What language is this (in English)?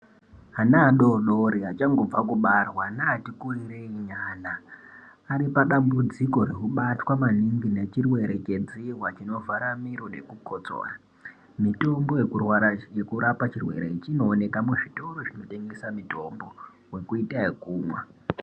Ndau